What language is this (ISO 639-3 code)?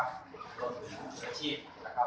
tha